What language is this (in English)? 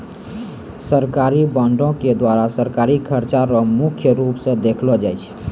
Maithili